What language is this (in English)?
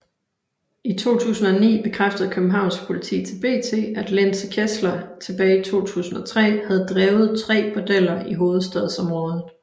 Danish